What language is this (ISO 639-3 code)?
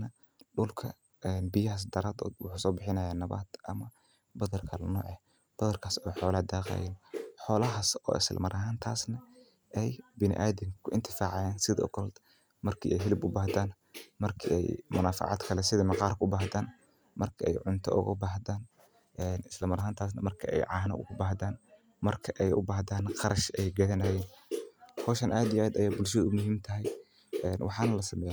som